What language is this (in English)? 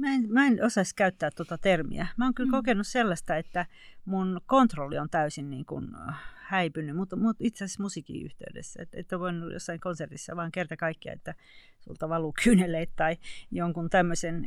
Finnish